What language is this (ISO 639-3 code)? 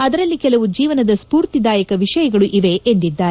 kan